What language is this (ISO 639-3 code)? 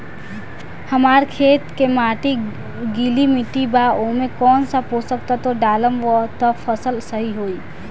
bho